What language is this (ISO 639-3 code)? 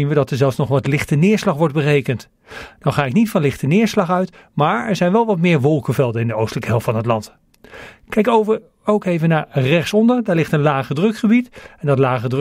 nld